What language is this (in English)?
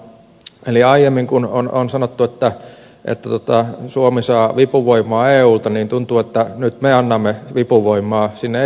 Finnish